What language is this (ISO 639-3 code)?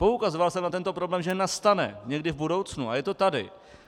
ces